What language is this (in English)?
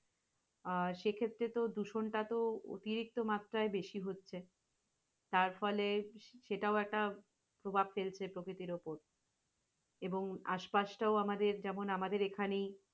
Bangla